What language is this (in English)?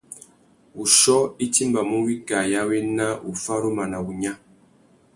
Tuki